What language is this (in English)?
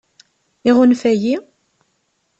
Kabyle